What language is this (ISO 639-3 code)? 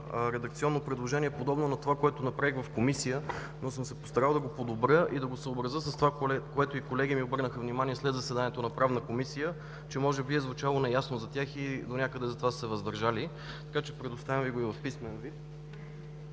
bul